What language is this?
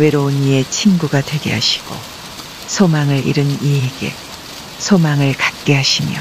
Korean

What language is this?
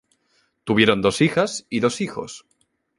Spanish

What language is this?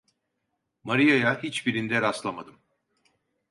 Turkish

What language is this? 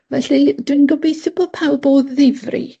Welsh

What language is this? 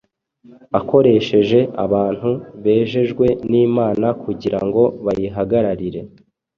Kinyarwanda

